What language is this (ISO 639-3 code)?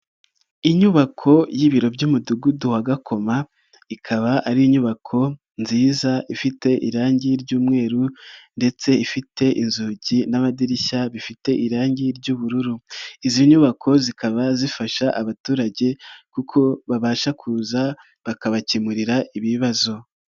kin